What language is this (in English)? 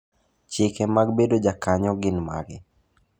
Luo (Kenya and Tanzania)